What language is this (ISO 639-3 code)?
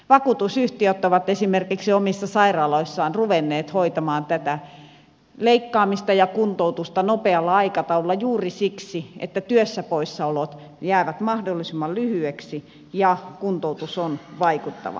fin